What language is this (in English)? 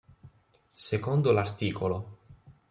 Italian